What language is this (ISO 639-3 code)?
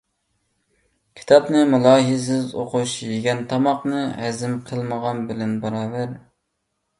uig